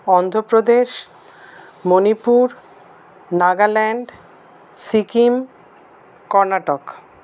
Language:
Bangla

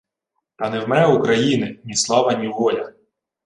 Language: Ukrainian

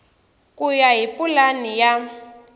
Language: Tsonga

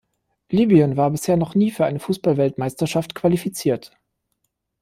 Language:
German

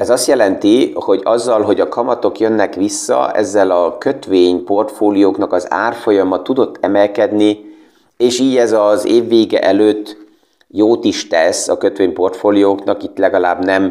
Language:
Hungarian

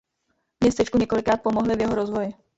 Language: Czech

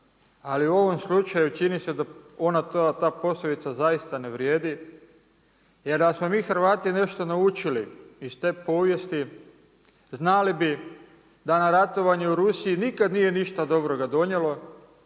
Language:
Croatian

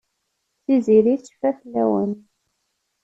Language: Kabyle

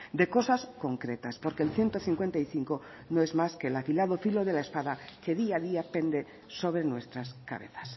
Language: Spanish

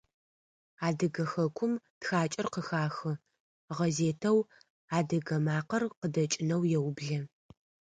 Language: Adyghe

